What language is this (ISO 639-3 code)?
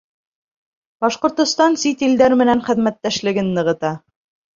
bak